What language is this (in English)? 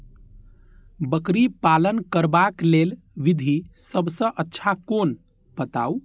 Maithili